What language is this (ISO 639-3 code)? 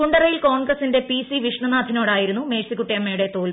mal